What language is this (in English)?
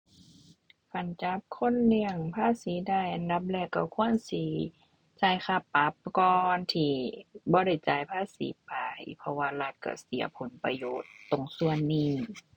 Thai